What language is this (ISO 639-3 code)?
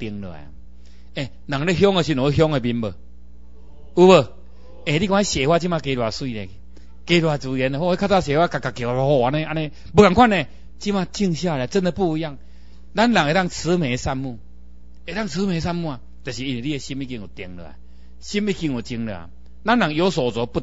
zho